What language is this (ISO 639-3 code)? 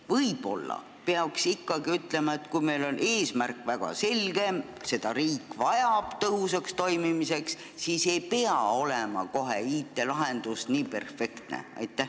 est